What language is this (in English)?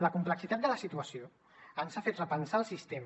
Catalan